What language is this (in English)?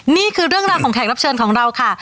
Thai